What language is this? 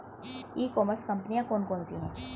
Hindi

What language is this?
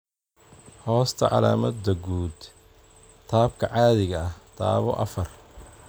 Somali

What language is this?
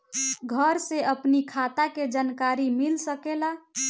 Bhojpuri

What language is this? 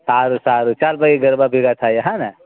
Gujarati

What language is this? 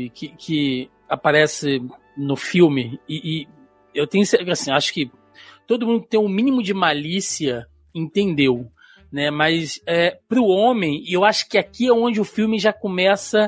Portuguese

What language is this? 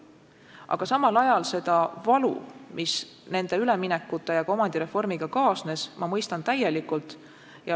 Estonian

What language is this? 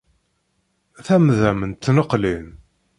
Kabyle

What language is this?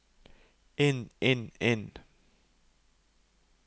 Norwegian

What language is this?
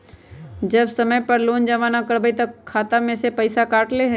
Magahi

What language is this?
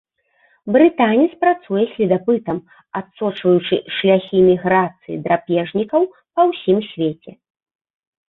Belarusian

